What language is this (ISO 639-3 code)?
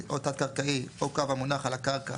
heb